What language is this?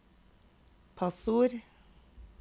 Norwegian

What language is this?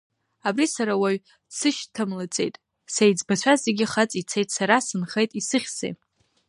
Abkhazian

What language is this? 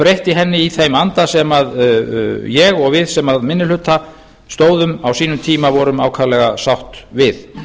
Icelandic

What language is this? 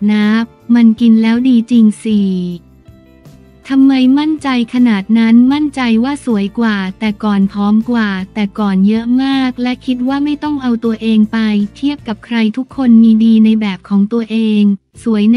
Thai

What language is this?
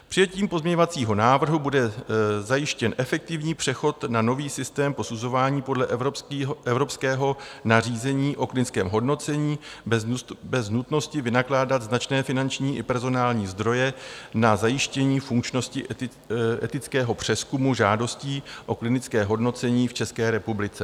Czech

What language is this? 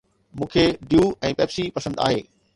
Sindhi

